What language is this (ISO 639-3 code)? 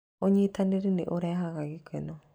kik